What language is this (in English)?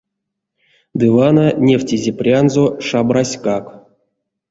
Erzya